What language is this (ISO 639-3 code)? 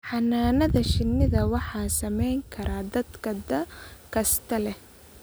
som